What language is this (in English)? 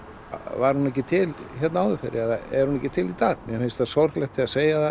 Icelandic